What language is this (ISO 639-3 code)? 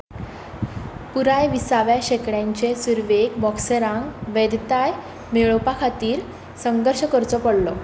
kok